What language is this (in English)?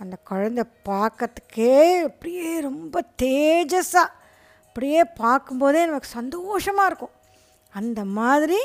Tamil